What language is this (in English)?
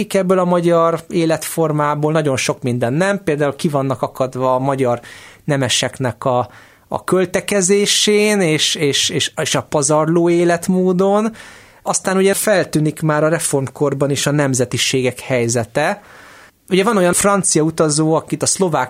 Hungarian